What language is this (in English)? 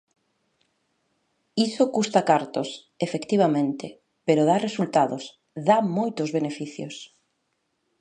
Galician